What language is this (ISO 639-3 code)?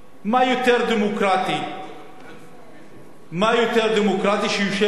heb